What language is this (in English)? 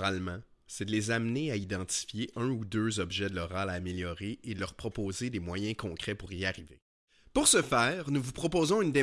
French